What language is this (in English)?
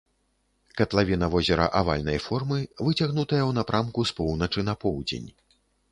Belarusian